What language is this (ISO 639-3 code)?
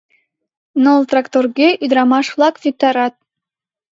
chm